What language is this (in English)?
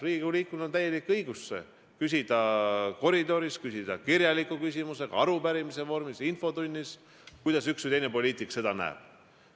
Estonian